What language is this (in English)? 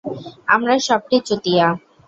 Bangla